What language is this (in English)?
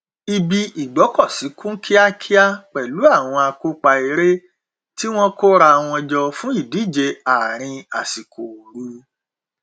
Yoruba